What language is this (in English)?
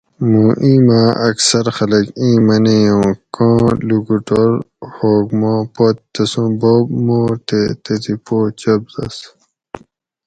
Gawri